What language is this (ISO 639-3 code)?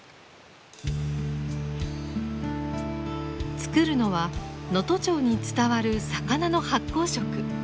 jpn